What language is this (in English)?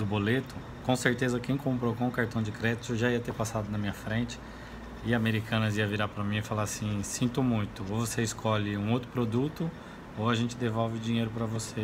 Portuguese